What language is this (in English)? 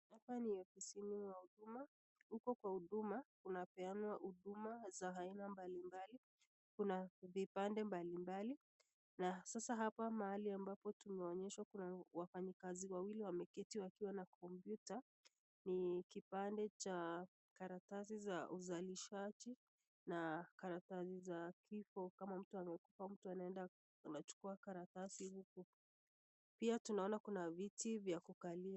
Swahili